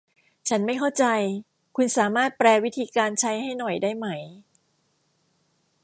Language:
Thai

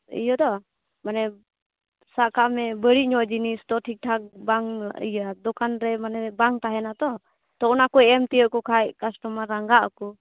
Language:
Santali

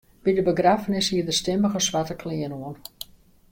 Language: Western Frisian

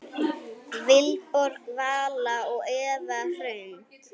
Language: Icelandic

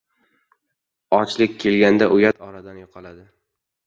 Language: Uzbek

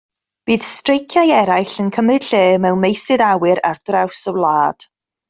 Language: Welsh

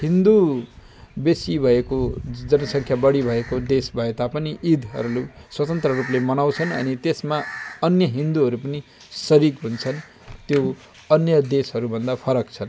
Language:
Nepali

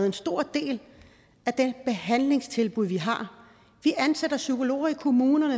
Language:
Danish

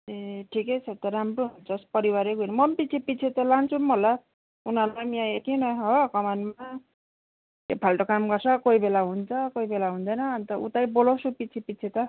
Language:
Nepali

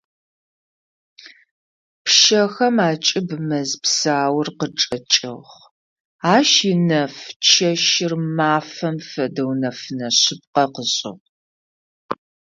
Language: Adyghe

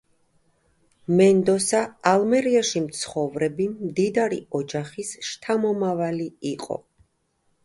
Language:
Georgian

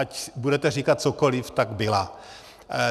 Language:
Czech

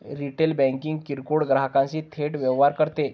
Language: Marathi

